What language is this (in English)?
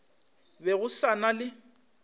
Northern Sotho